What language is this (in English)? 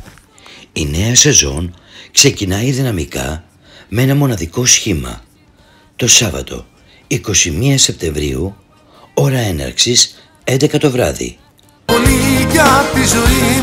Greek